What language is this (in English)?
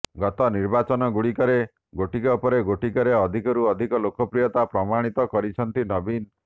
Odia